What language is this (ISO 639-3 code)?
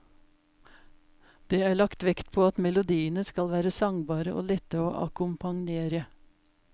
nor